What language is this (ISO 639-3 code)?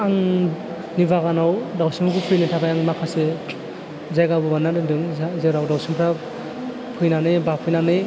brx